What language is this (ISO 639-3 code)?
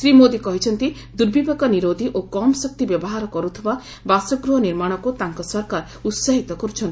ori